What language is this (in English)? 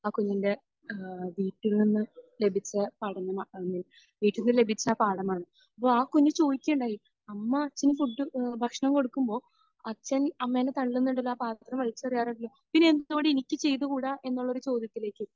Malayalam